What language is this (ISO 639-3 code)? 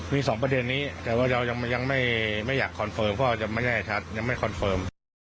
tha